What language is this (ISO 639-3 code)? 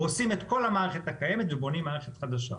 heb